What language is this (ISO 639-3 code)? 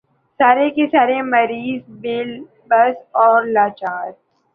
urd